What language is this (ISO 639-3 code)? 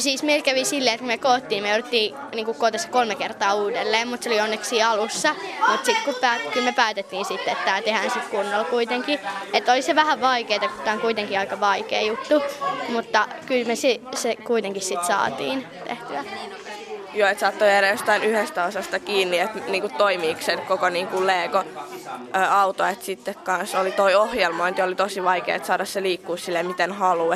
fin